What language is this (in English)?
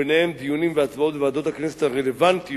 Hebrew